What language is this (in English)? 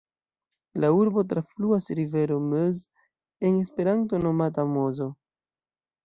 Esperanto